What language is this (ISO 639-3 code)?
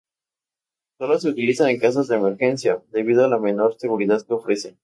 spa